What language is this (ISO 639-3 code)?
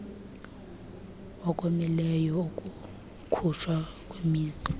xho